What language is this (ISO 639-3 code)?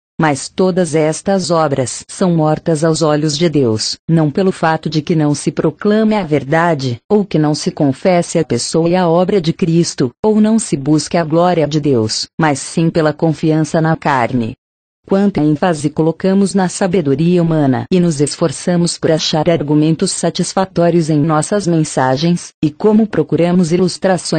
por